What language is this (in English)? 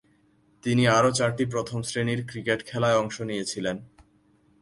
Bangla